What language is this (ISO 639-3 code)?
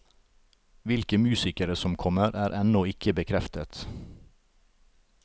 nor